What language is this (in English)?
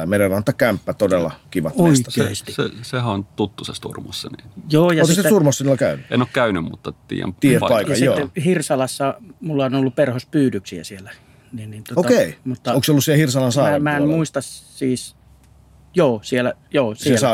Finnish